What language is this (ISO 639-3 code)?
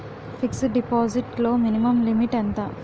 tel